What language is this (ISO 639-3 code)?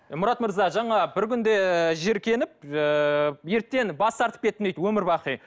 kaz